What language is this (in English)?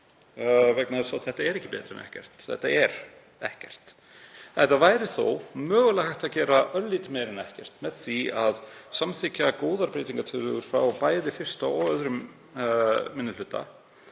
Icelandic